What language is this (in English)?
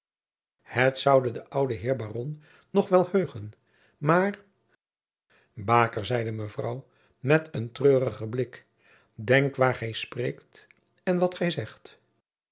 Dutch